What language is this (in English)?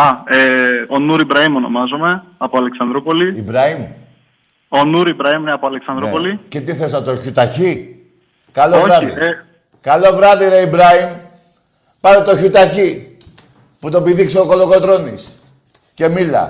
Greek